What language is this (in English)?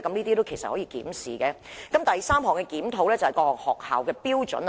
Cantonese